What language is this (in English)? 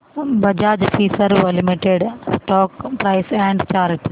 Marathi